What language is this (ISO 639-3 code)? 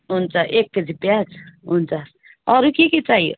nep